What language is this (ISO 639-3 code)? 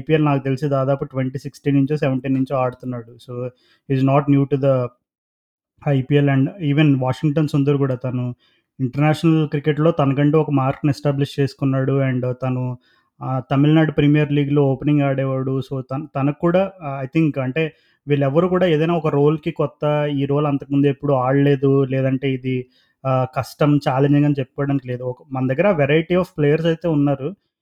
tel